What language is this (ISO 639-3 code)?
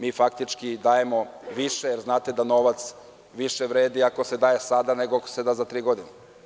srp